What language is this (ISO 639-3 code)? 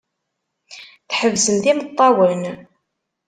kab